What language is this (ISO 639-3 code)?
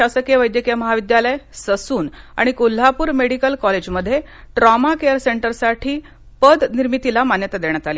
mar